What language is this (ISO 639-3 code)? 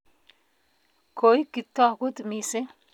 kln